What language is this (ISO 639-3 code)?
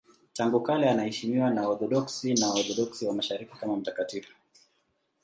swa